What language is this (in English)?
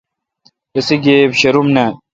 Kalkoti